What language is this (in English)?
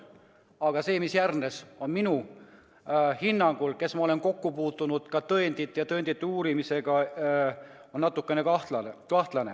Estonian